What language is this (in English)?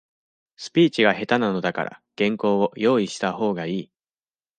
Japanese